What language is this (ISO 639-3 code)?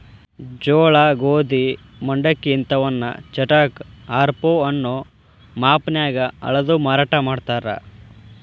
kan